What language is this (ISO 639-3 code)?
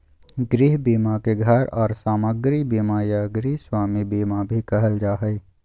mag